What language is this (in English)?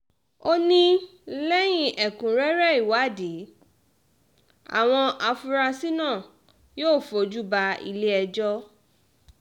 Yoruba